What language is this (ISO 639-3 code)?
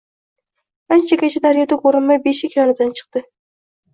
uzb